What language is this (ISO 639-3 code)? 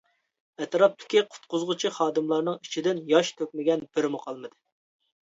uig